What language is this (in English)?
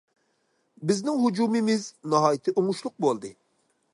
Uyghur